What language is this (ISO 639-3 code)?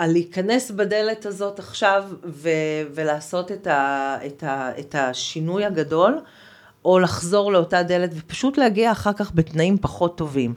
heb